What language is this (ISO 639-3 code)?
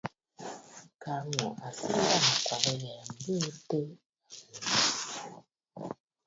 bfd